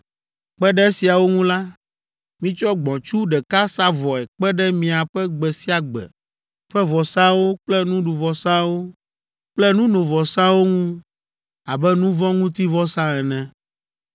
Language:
Ewe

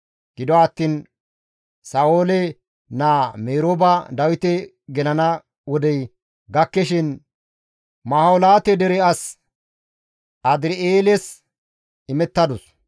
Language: Gamo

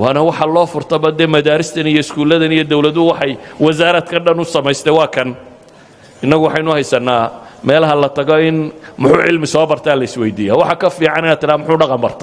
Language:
Arabic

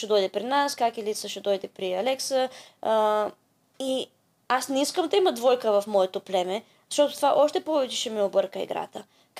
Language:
Bulgarian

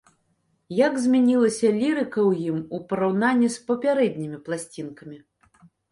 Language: Belarusian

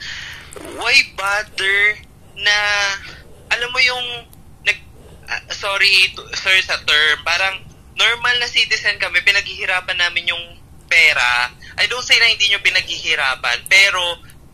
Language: Filipino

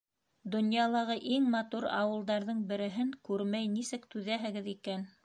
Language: Bashkir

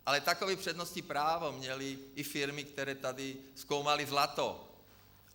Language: Czech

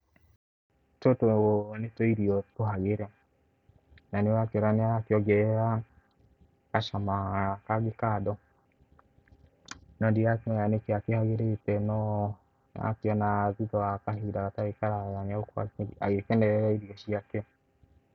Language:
Kikuyu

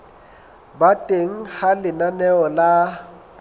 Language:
Southern Sotho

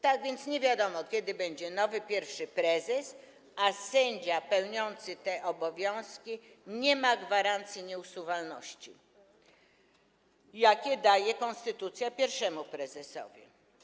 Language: Polish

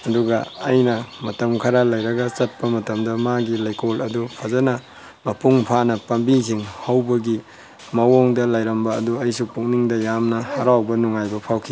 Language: Manipuri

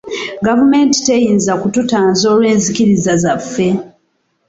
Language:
Ganda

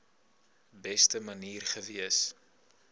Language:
Afrikaans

